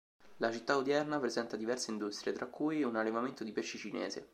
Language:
Italian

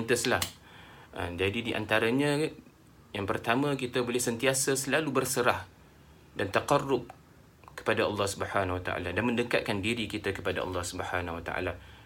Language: Malay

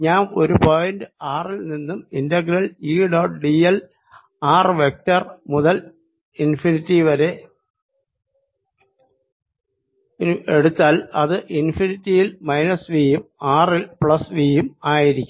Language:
Malayalam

